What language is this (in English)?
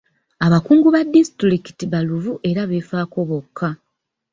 Ganda